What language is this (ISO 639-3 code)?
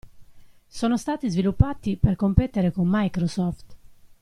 ita